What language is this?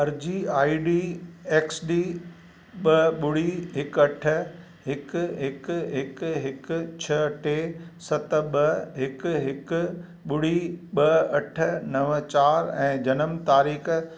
Sindhi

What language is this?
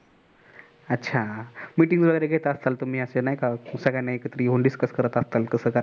Marathi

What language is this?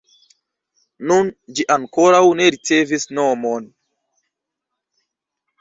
Esperanto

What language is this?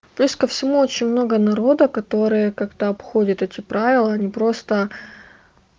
Russian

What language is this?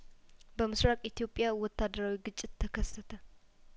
Amharic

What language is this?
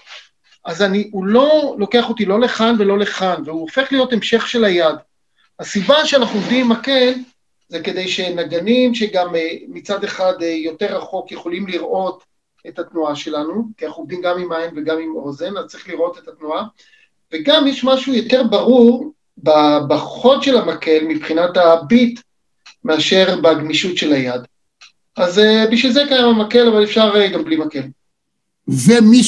Hebrew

